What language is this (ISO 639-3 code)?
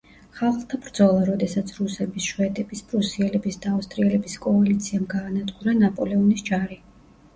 kat